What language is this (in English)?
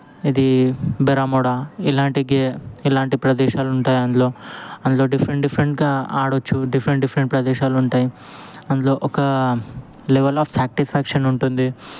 Telugu